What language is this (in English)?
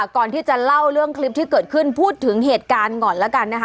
Thai